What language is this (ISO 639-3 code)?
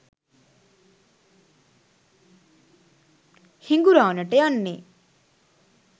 sin